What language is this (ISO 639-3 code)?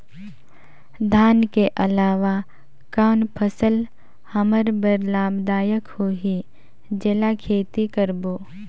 hne